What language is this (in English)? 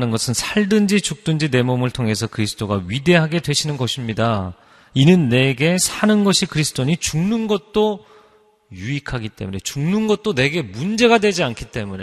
Korean